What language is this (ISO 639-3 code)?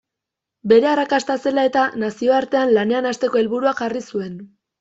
eus